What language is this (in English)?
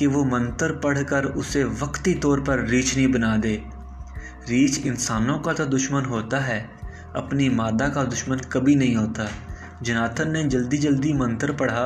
Urdu